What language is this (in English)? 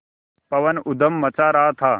Hindi